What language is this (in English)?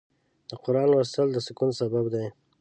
Pashto